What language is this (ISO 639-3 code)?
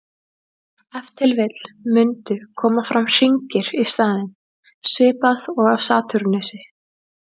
isl